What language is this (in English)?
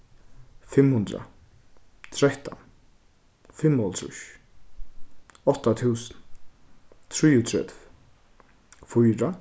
Faroese